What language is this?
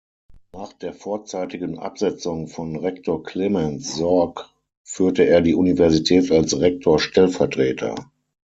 German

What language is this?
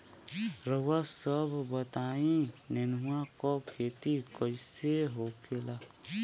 Bhojpuri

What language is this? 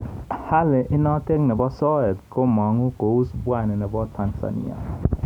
Kalenjin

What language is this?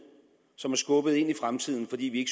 Danish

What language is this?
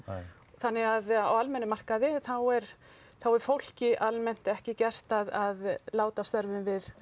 Icelandic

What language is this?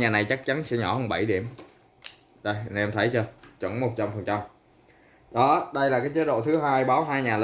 Vietnamese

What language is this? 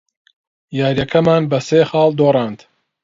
Central Kurdish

